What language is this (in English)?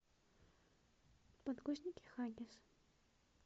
Russian